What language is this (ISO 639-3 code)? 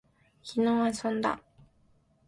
jpn